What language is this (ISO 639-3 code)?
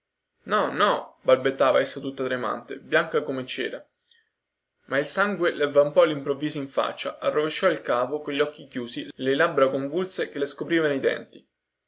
ita